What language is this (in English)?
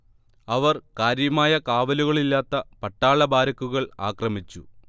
Malayalam